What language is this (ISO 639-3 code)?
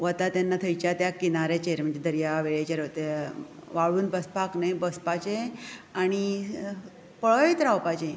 kok